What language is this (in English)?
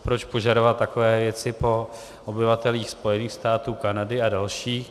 Czech